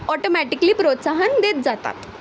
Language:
Marathi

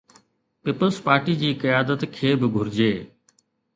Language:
Sindhi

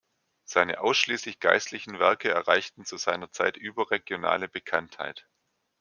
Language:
German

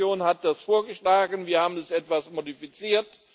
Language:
German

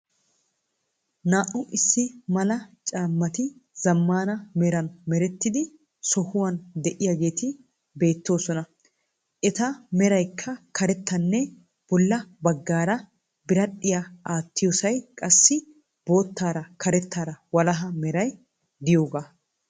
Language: Wolaytta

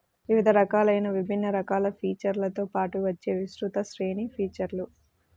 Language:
Telugu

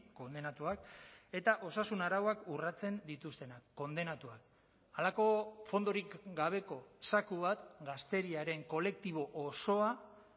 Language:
Basque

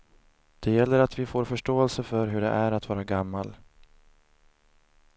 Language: Swedish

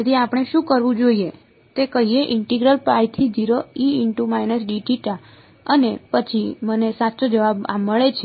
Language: Gujarati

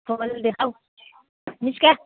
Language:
Nepali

